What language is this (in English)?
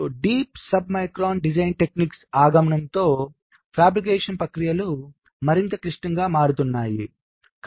Telugu